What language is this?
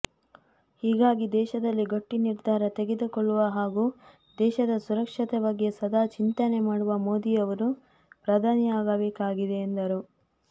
Kannada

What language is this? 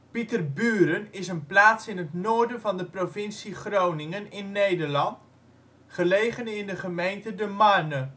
Dutch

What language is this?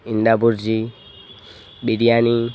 Gujarati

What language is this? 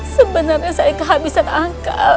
Indonesian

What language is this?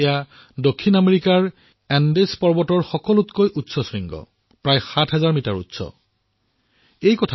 Assamese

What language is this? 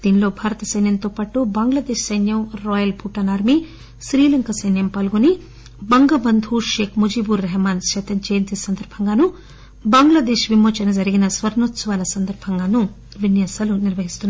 Telugu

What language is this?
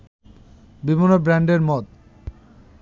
Bangla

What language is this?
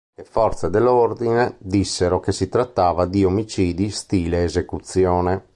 Italian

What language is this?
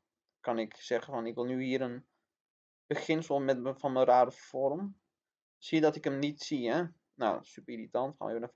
Dutch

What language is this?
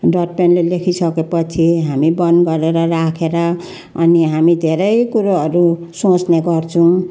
Nepali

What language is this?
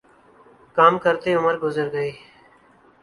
Urdu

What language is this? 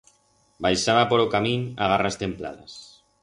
Aragonese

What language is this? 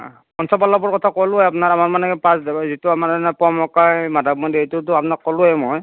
Assamese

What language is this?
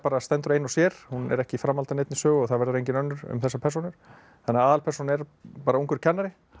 Icelandic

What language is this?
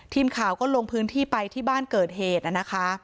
Thai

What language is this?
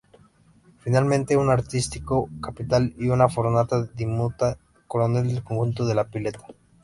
Spanish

